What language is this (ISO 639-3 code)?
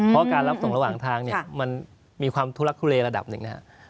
tha